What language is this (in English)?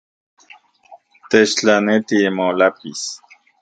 Central Puebla Nahuatl